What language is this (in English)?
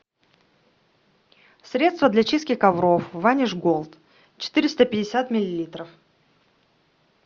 Russian